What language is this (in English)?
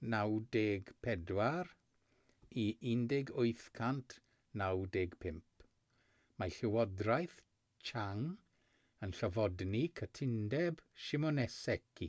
Welsh